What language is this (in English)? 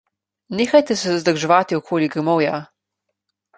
Slovenian